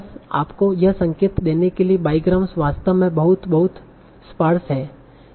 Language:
Hindi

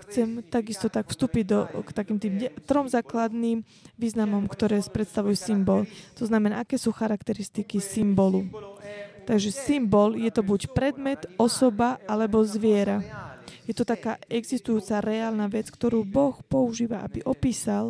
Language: Slovak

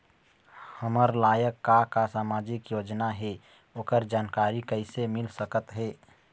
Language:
Chhattisgarhi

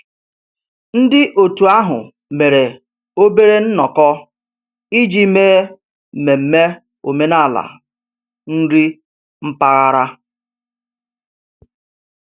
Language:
Igbo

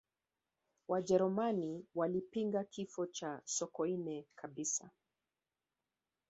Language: Swahili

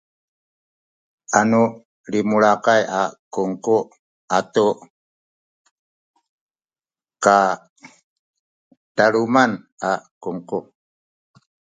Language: Sakizaya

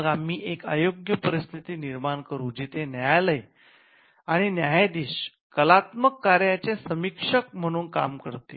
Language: Marathi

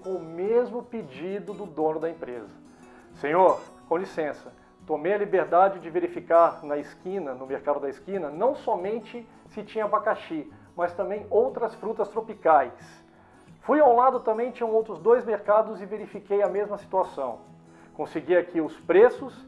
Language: Portuguese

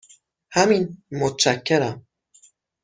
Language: Persian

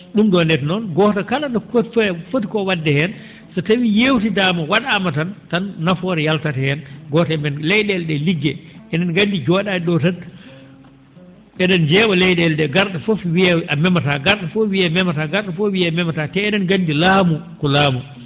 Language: Fula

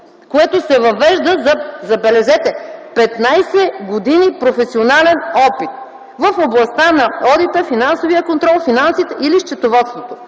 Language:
Bulgarian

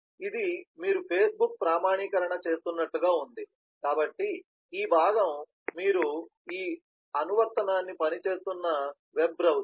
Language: Telugu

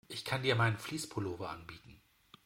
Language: German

